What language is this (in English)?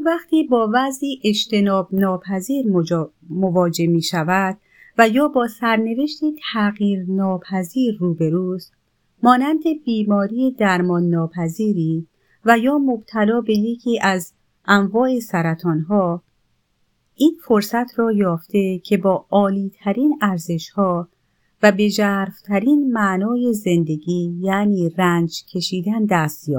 Persian